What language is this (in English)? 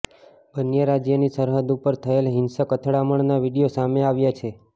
Gujarati